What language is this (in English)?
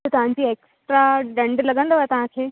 Sindhi